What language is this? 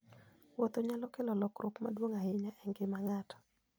Luo (Kenya and Tanzania)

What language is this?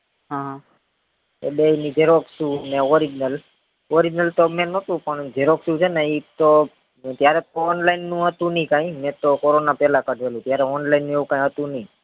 Gujarati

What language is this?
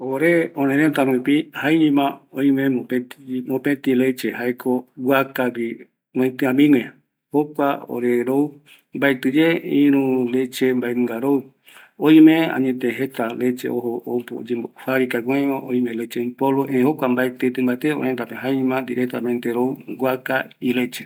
Eastern Bolivian Guaraní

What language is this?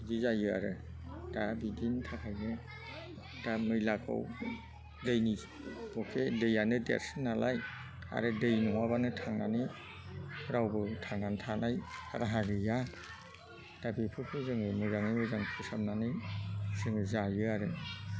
Bodo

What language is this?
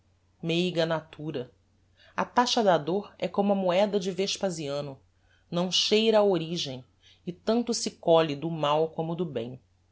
Portuguese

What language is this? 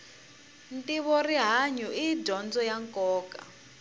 Tsonga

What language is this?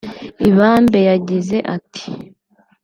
Kinyarwanda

